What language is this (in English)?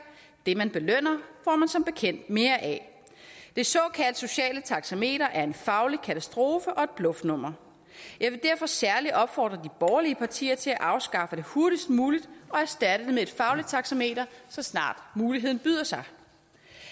Danish